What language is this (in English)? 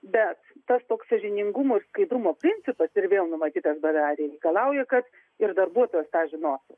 Lithuanian